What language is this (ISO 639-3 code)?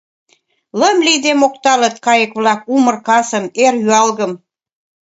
chm